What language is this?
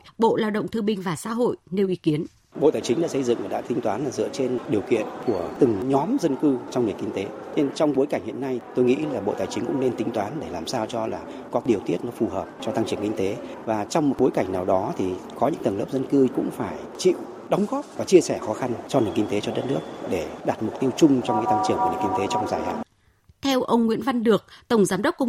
Vietnamese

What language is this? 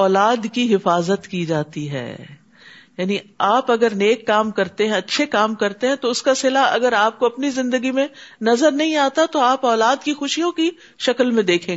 Urdu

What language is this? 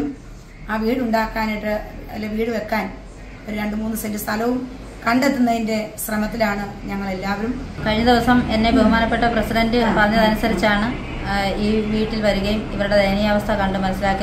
Malayalam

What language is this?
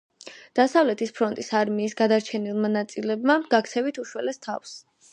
Georgian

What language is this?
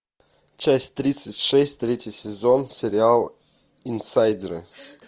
Russian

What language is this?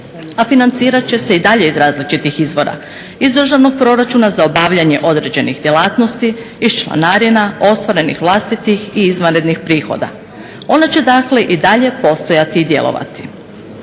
Croatian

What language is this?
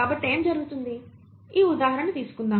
Telugu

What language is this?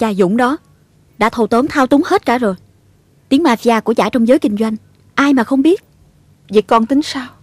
Vietnamese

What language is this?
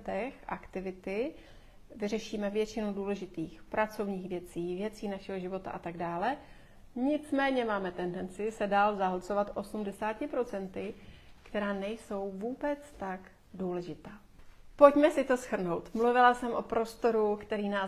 Czech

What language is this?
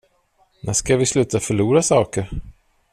Swedish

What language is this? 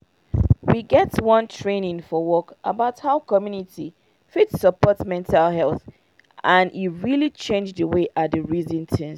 Nigerian Pidgin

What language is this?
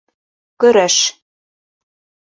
Bashkir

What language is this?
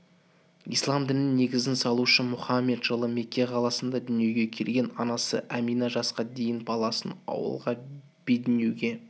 Kazakh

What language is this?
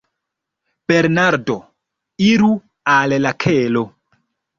Esperanto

